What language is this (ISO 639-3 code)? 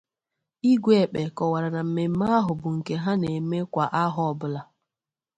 ibo